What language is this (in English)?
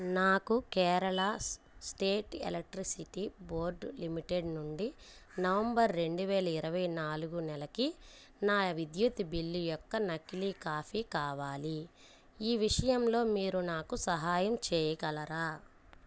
Telugu